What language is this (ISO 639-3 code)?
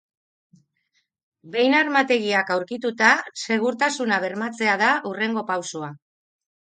eus